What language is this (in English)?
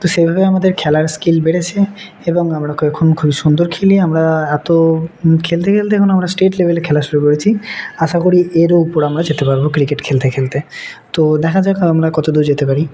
Bangla